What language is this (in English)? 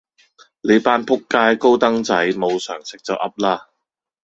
Cantonese